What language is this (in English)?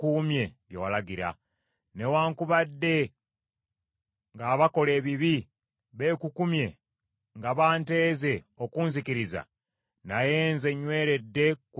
Ganda